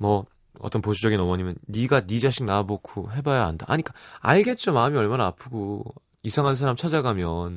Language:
Korean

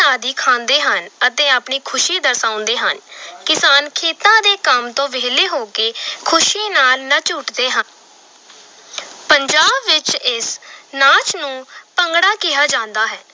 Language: Punjabi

